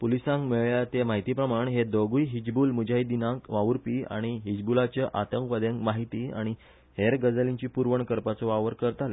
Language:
Konkani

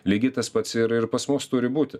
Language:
Lithuanian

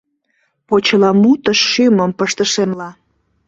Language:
Mari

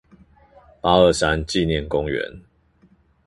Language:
Chinese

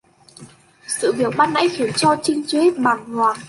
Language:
Vietnamese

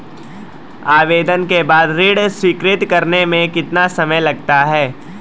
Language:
Hindi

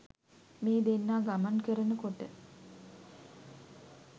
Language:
Sinhala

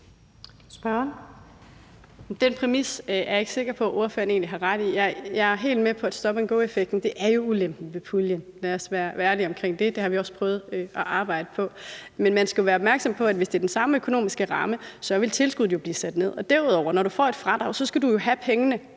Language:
Danish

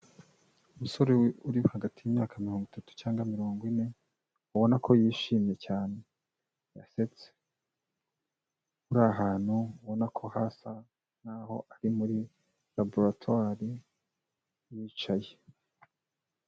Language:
Kinyarwanda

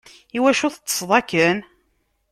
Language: Kabyle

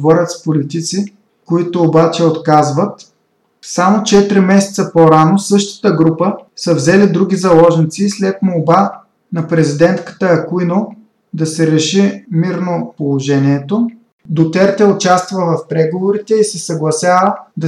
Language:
Bulgarian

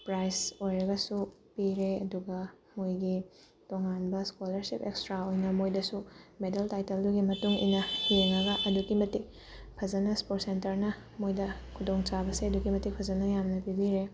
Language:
Manipuri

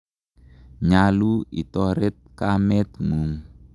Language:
Kalenjin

